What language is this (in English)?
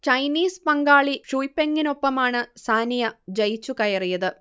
Malayalam